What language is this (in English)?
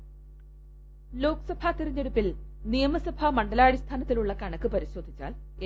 Malayalam